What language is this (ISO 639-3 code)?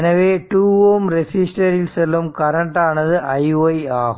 tam